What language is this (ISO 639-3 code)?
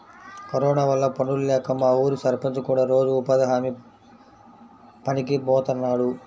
tel